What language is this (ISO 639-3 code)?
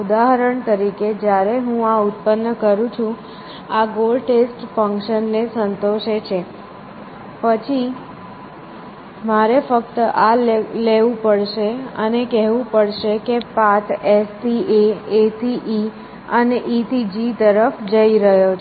guj